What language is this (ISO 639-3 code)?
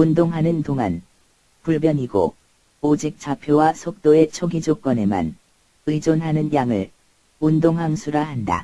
kor